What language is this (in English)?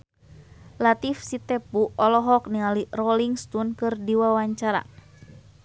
Sundanese